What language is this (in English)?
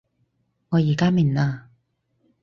Cantonese